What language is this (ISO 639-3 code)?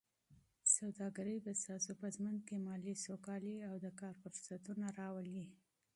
pus